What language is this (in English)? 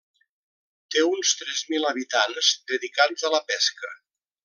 Catalan